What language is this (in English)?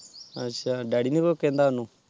Punjabi